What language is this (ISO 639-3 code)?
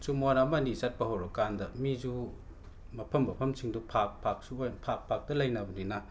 mni